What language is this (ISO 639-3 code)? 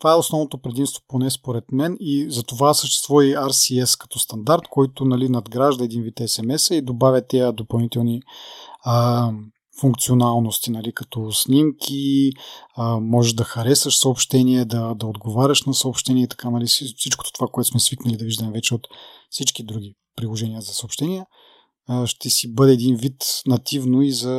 bul